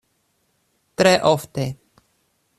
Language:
Esperanto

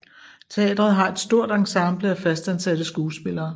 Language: Danish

